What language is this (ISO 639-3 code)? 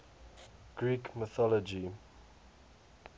eng